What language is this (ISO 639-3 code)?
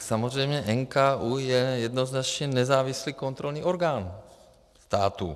ces